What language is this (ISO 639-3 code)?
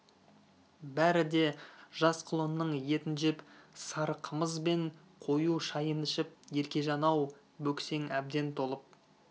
kaz